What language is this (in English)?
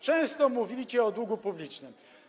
Polish